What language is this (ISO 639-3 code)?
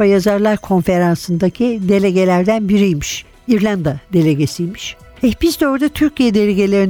tur